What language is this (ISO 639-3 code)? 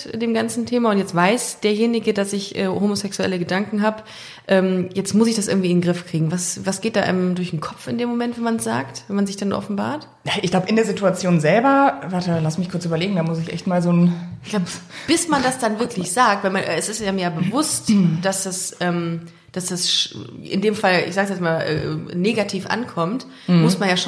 deu